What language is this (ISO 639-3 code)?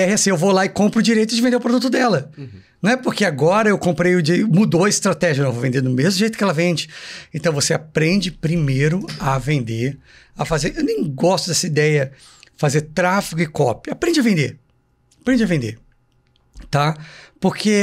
por